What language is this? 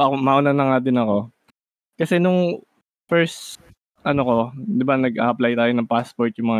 Filipino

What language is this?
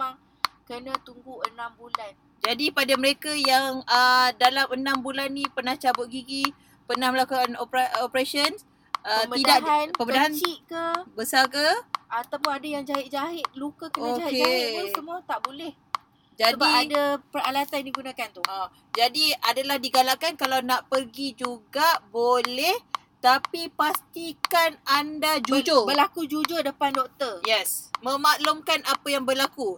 Malay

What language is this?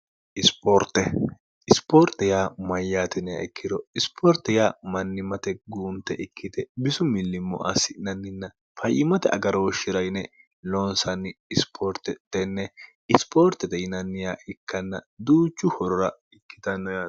Sidamo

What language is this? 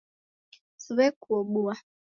Taita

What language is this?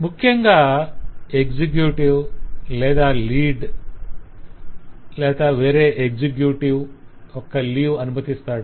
Telugu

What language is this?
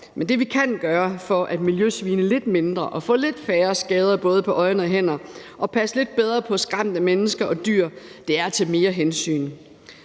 Danish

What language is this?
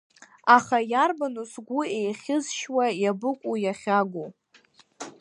Abkhazian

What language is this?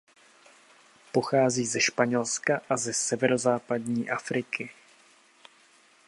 Czech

